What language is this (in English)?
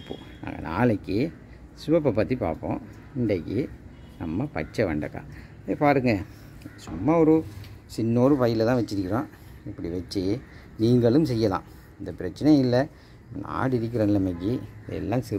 Thai